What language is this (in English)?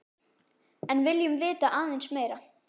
Icelandic